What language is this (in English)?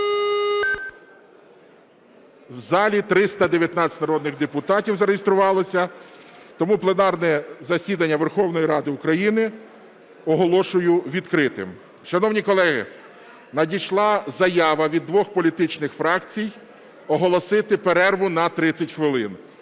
Ukrainian